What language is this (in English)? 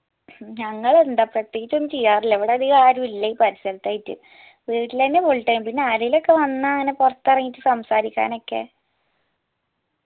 Malayalam